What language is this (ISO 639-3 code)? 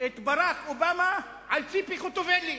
heb